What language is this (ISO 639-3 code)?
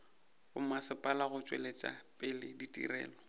nso